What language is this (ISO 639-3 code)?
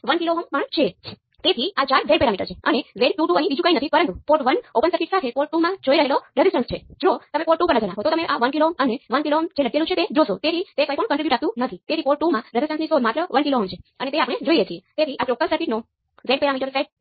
guj